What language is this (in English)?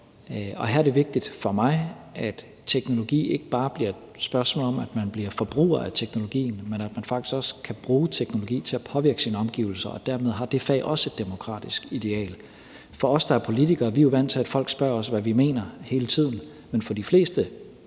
Danish